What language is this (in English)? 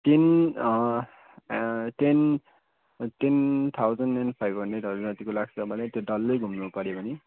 Nepali